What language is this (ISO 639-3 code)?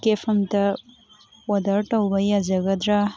mni